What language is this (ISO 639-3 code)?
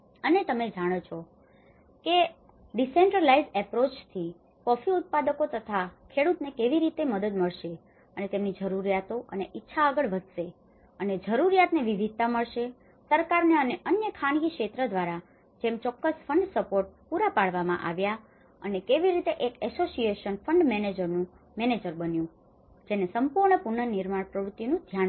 guj